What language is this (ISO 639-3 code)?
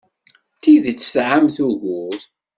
kab